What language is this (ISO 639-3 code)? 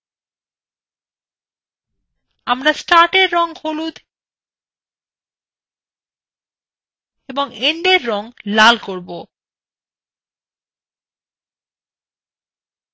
ben